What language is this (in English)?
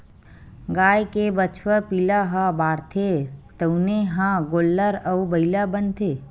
Chhattisgarhi